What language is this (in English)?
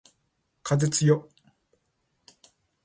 Japanese